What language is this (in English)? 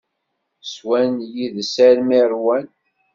Kabyle